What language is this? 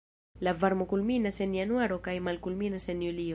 Esperanto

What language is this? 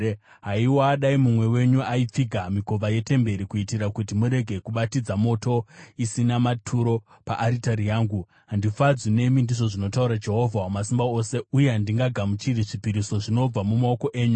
Shona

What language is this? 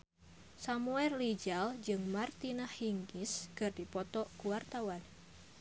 Sundanese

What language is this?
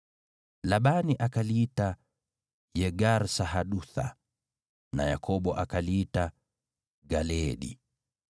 Swahili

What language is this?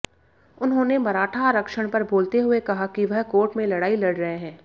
Hindi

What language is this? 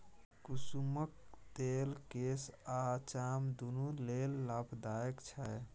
Maithili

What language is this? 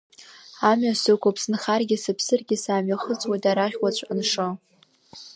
Abkhazian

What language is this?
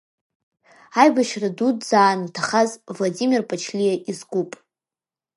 Abkhazian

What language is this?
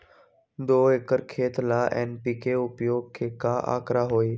Magahi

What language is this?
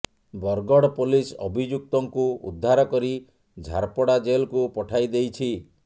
Odia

